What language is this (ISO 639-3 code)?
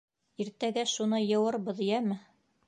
bak